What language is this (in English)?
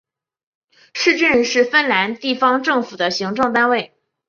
Chinese